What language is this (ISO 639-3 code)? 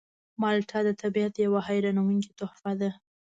pus